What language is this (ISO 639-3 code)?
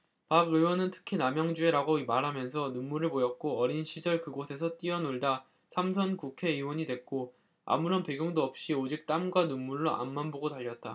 kor